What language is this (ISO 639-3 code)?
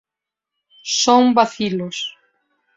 glg